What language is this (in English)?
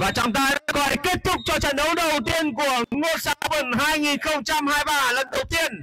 Vietnamese